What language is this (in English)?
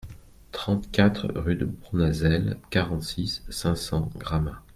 French